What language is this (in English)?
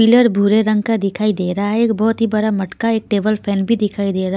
Hindi